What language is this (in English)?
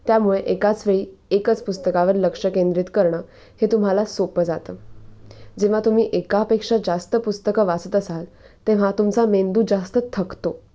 Marathi